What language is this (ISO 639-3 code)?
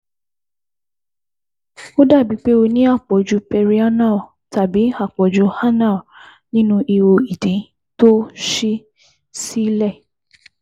yor